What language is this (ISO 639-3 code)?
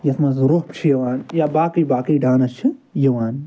kas